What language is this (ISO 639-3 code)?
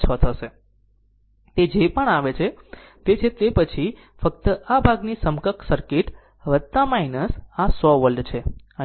guj